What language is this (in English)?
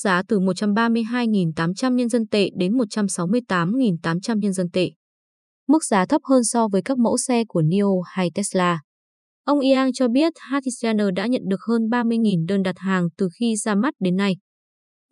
Vietnamese